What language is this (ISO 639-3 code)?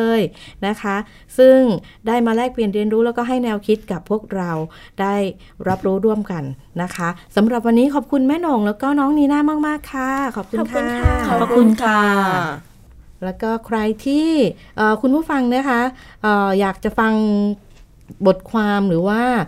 tha